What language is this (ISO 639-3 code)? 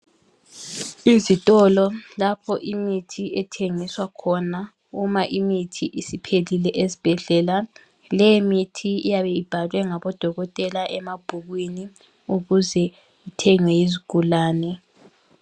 nde